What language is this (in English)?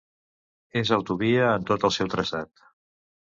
Catalan